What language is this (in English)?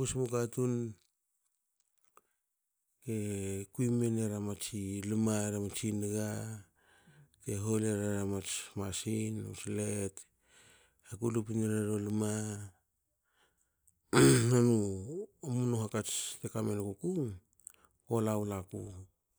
Hakö